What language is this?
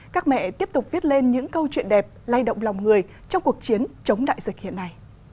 Vietnamese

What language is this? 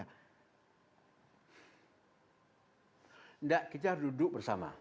Indonesian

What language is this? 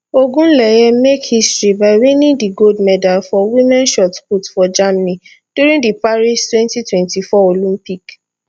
Nigerian Pidgin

